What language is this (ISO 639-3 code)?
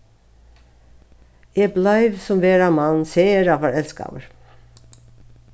fao